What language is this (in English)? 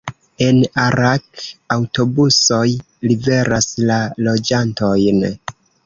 Esperanto